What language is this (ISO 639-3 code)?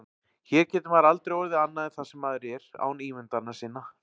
isl